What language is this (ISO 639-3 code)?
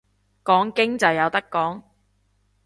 yue